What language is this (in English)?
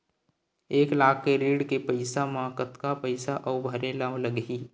Chhattisgarhi